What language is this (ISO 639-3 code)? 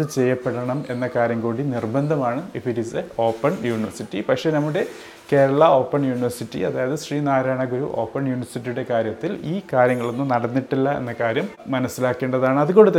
mal